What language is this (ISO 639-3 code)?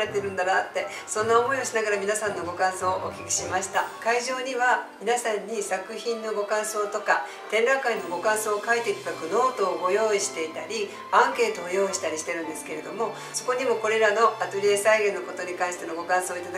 jpn